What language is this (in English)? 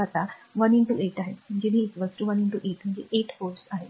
Marathi